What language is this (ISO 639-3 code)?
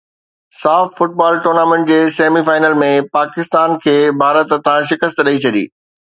snd